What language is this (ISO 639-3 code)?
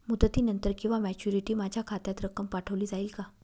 mar